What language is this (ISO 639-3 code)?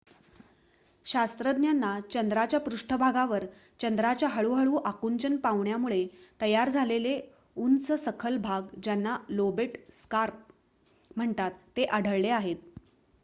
mar